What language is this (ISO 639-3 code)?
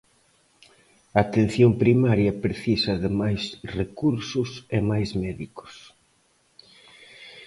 glg